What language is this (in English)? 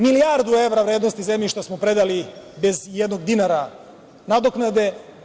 Serbian